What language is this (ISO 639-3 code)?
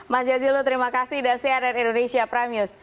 ind